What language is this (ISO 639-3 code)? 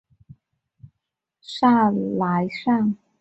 zho